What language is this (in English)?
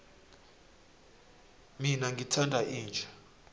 South Ndebele